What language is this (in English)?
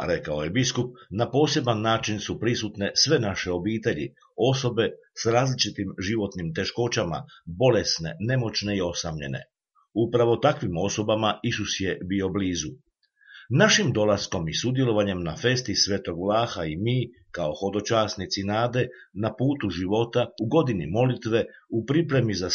Croatian